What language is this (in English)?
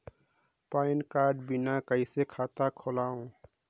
Chhattisgarhi